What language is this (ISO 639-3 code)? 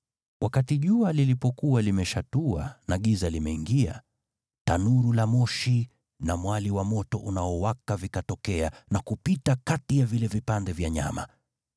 swa